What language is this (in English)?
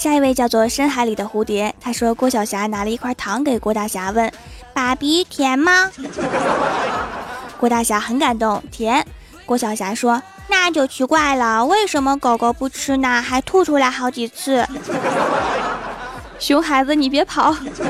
Chinese